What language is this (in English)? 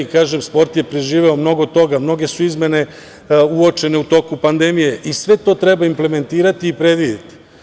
Serbian